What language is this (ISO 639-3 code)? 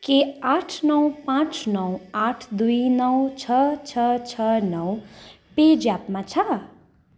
nep